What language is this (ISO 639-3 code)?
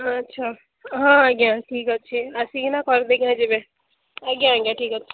ori